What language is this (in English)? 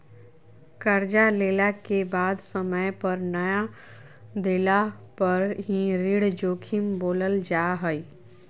Magahi